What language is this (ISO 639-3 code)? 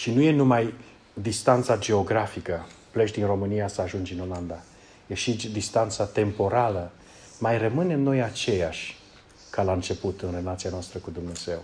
ron